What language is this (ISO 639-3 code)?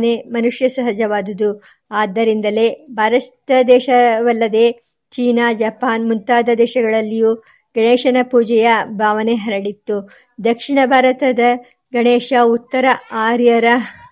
kan